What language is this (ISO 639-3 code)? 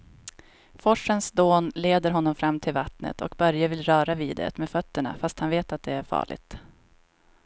swe